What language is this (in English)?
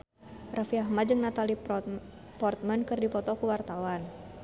Sundanese